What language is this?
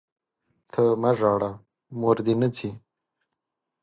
Pashto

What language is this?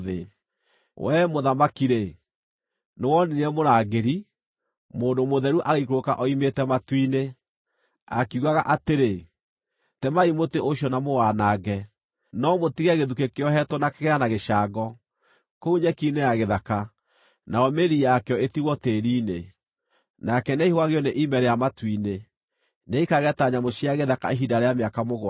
Kikuyu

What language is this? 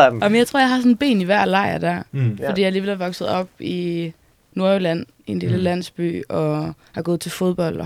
Danish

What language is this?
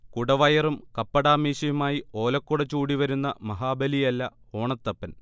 Malayalam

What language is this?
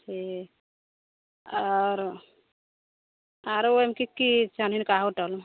Maithili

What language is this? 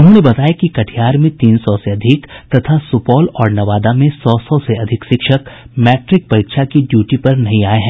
Hindi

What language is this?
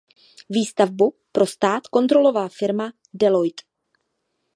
Czech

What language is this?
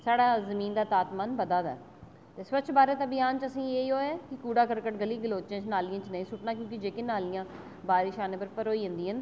Dogri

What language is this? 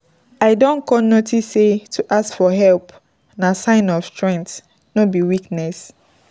Nigerian Pidgin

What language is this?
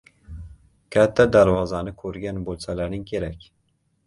Uzbek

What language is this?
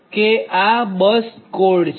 Gujarati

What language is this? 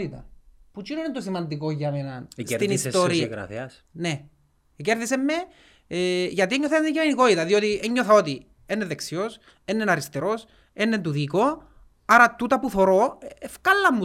Greek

